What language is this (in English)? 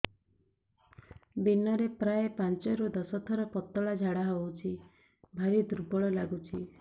Odia